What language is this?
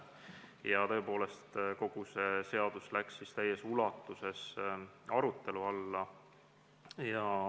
Estonian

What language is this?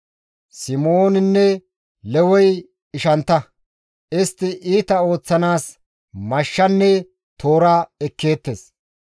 Gamo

